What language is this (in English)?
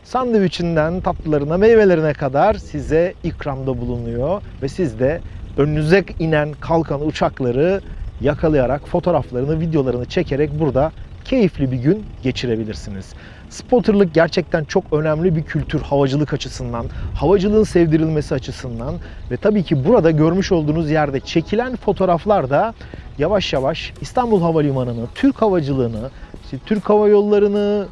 Turkish